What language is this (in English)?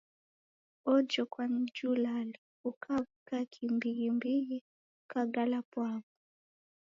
Taita